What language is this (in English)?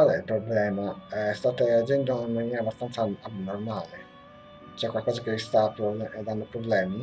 Italian